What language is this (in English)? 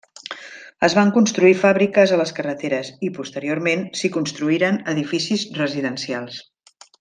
Catalan